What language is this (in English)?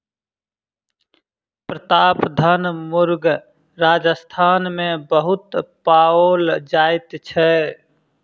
Maithili